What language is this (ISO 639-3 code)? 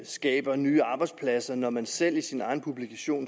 dan